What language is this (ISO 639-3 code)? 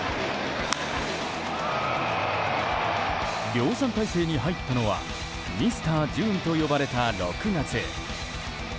jpn